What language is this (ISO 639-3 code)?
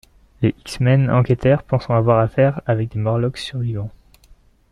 fra